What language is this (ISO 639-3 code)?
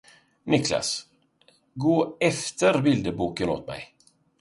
swe